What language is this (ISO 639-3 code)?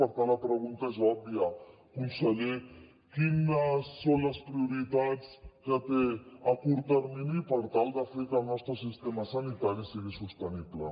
cat